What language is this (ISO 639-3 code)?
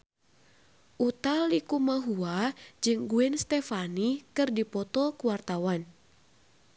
sun